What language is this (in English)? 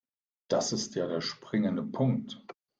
German